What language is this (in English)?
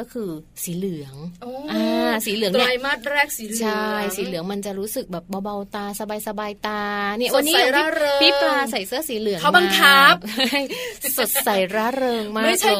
Thai